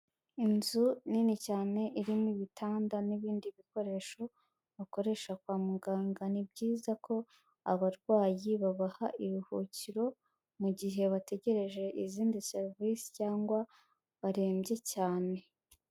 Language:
Kinyarwanda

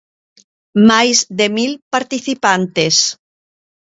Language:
Galician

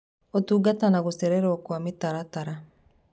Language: Kikuyu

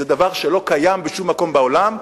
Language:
Hebrew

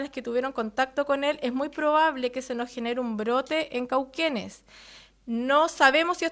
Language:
Spanish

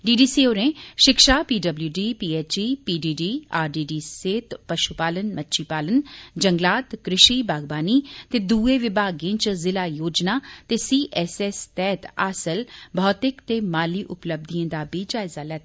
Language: Dogri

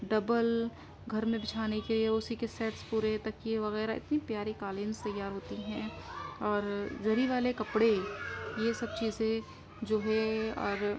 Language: Urdu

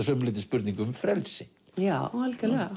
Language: Icelandic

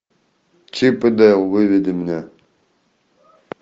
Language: Russian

